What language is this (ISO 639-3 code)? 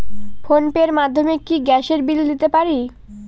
ben